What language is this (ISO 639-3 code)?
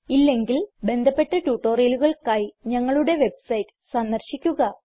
mal